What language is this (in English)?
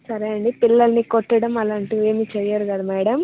Telugu